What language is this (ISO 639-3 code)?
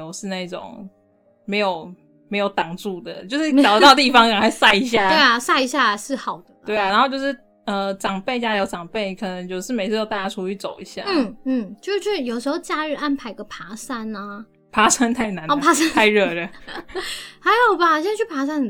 zho